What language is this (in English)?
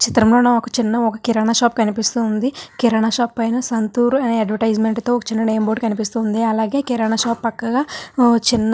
Telugu